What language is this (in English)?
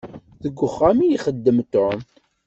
Kabyle